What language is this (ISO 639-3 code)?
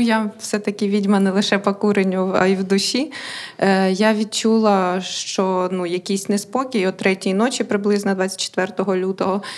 ukr